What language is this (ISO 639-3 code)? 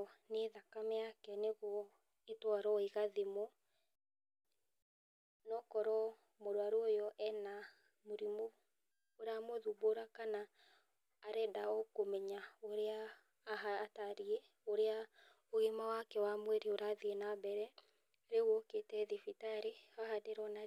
kik